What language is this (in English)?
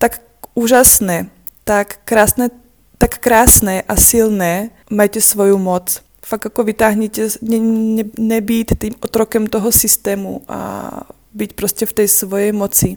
Czech